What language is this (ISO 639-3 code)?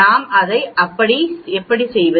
tam